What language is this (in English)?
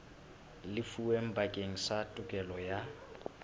Southern Sotho